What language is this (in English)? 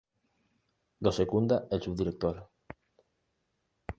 Spanish